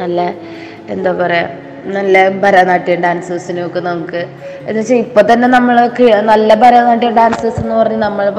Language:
Malayalam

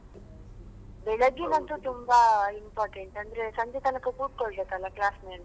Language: Kannada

